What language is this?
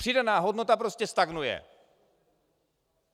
Czech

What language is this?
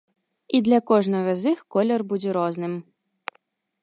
Belarusian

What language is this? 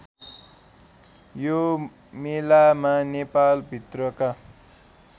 Nepali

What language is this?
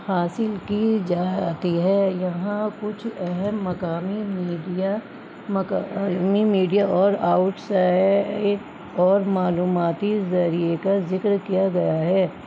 Urdu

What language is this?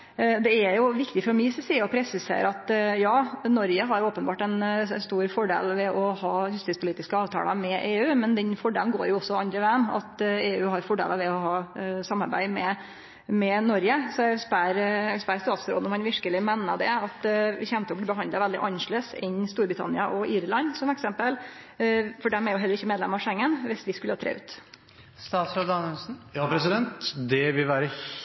Norwegian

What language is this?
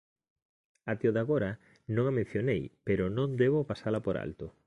Galician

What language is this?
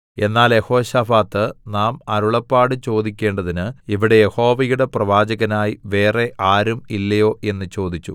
Malayalam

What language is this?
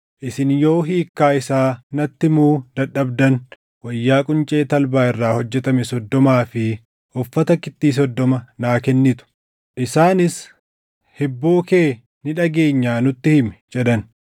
Oromo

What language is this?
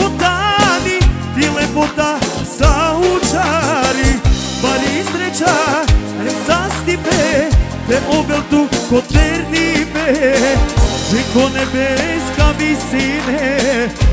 Arabic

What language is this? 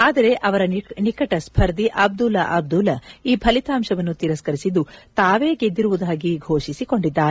Kannada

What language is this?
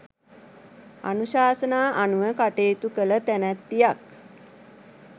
Sinhala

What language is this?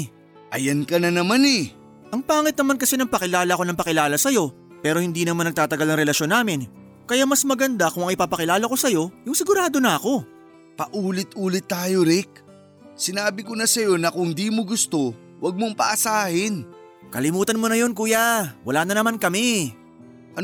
Filipino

